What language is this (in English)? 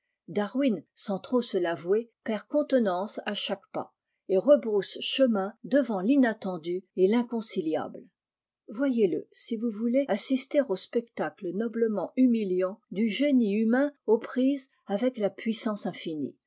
French